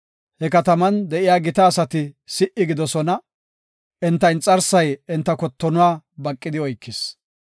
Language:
Gofa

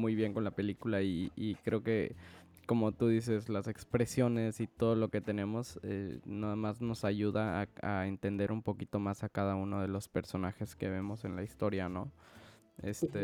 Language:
Spanish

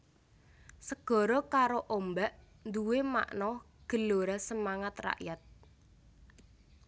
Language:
Javanese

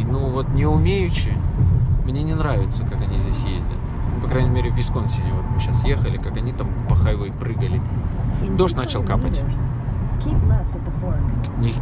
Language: Russian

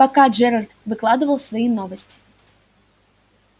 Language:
Russian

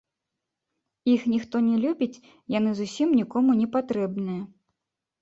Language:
Belarusian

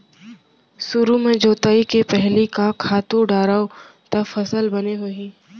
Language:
Chhattisgarhi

